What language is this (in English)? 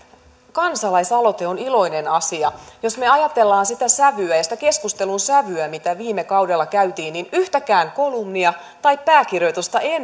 Finnish